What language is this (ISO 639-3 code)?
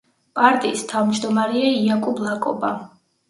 kat